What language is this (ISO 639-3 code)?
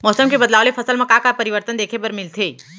hne